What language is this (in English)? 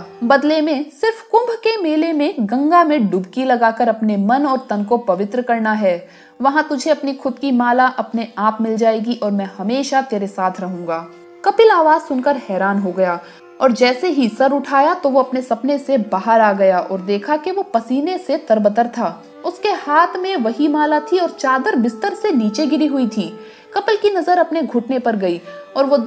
Hindi